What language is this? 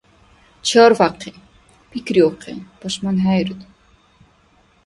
Dargwa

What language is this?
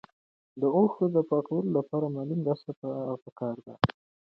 Pashto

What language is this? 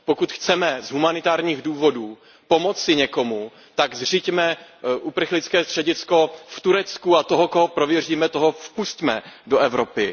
Czech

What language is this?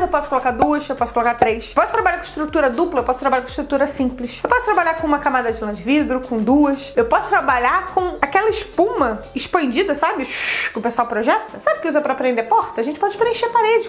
Portuguese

